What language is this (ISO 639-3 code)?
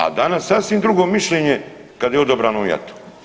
hrv